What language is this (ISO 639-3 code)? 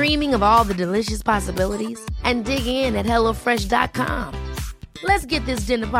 swe